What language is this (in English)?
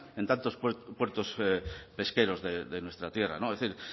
Spanish